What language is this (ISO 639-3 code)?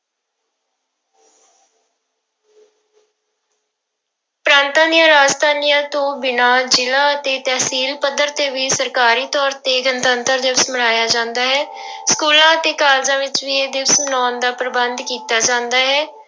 pan